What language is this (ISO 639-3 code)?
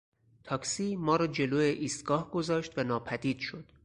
fas